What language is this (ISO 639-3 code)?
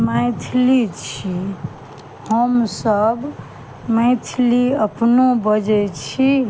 mai